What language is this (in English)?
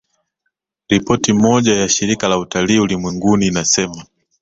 Swahili